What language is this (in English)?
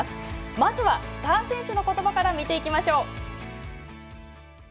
Japanese